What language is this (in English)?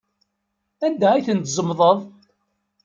Kabyle